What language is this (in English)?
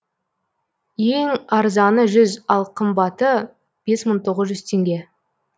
Kazakh